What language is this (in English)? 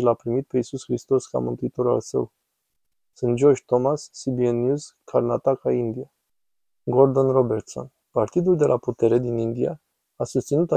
Romanian